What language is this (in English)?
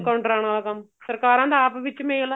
Punjabi